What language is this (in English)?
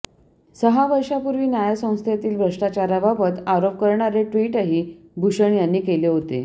Marathi